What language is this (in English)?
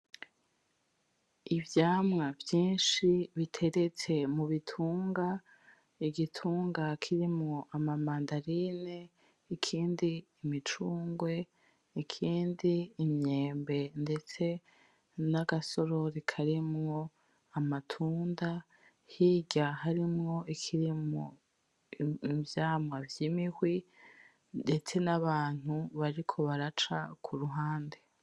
Rundi